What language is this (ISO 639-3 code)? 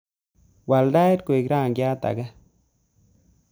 kln